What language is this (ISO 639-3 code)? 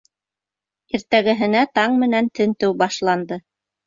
bak